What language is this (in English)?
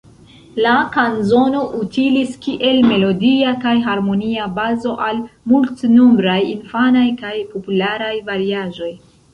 Esperanto